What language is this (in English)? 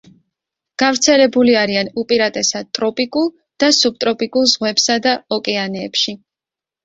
Georgian